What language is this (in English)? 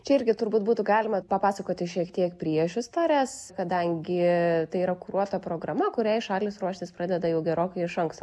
Lithuanian